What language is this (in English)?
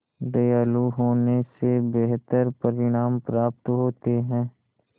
Hindi